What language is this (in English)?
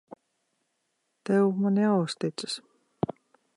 Latvian